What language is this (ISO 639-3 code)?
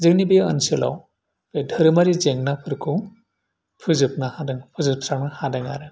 brx